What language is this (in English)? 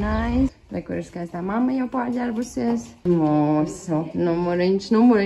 Latvian